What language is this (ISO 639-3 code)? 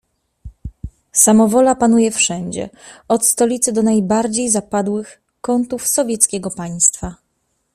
pol